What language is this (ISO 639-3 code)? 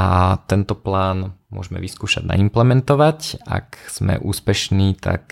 slk